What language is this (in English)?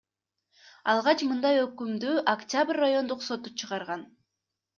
Kyrgyz